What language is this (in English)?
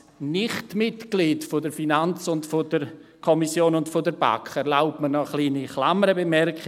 Swiss German